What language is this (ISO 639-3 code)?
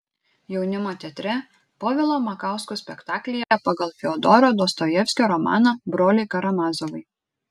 lit